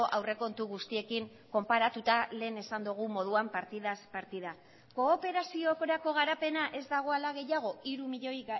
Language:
Basque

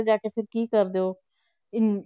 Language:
Punjabi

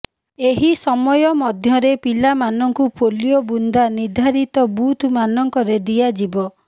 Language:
Odia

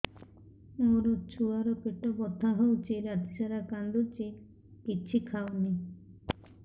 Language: Odia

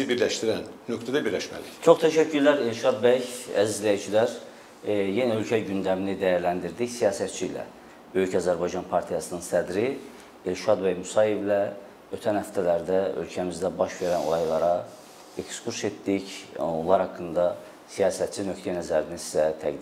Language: Turkish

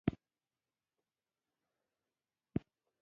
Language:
Pashto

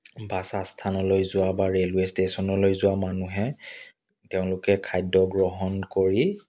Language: Assamese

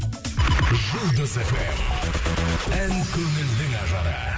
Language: Kazakh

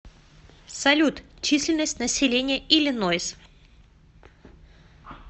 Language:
Russian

